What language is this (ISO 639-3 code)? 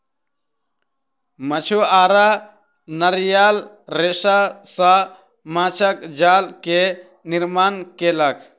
mai